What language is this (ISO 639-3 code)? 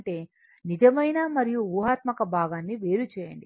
tel